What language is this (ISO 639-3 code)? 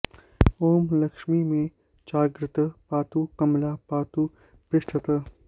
san